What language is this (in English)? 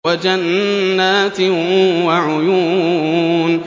Arabic